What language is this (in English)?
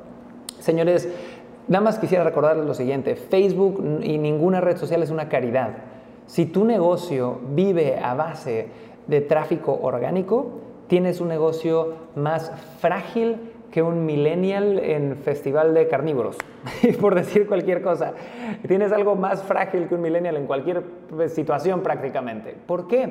Spanish